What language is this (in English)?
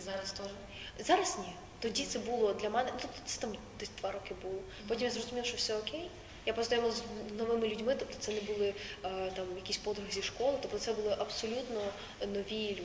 Ukrainian